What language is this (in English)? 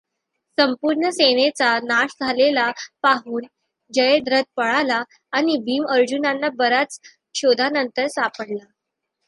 Marathi